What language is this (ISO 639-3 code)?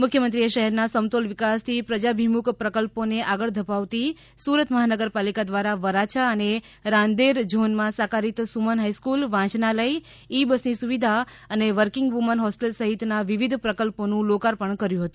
guj